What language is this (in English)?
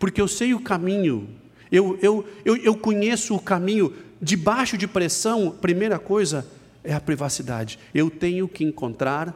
Portuguese